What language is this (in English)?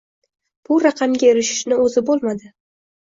Uzbek